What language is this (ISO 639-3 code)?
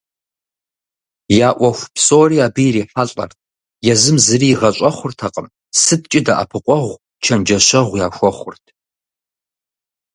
kbd